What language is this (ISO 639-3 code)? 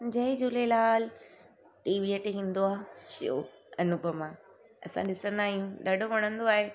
snd